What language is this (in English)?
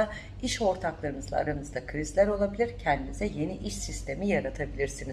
Turkish